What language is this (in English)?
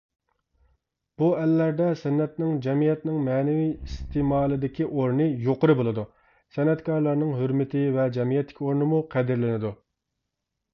Uyghur